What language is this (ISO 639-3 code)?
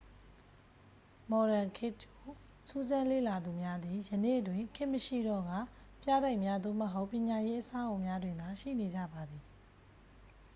mya